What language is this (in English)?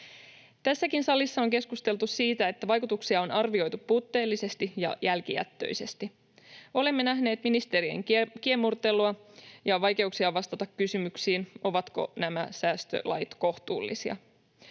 Finnish